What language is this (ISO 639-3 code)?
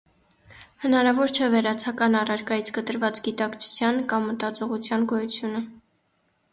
hye